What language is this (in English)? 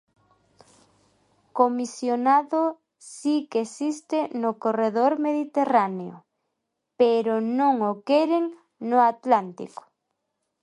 Galician